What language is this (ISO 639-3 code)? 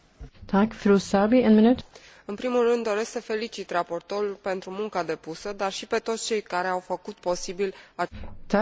ron